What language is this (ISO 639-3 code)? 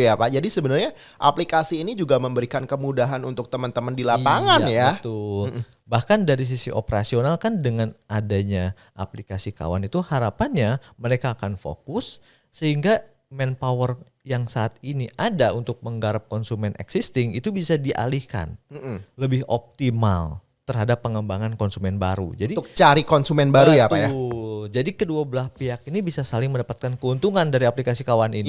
ind